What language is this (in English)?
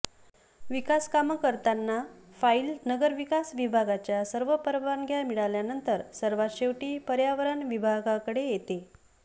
Marathi